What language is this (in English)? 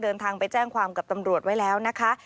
Thai